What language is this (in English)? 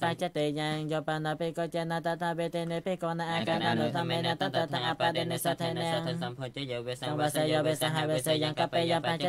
Thai